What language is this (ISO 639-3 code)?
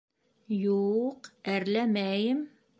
bak